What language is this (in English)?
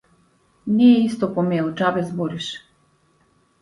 Macedonian